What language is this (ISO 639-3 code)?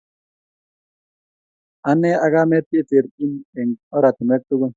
kln